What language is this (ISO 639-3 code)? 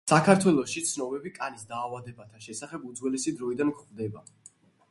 kat